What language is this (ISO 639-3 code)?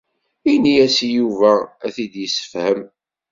kab